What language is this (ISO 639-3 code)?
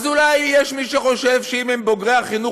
heb